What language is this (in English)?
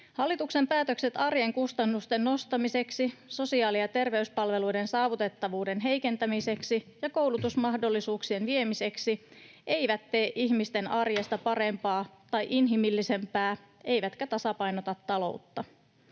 Finnish